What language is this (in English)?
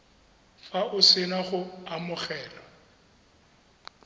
Tswana